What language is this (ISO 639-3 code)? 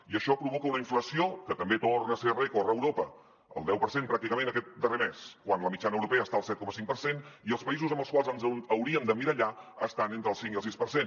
cat